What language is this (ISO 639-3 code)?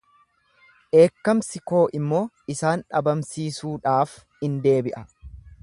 orm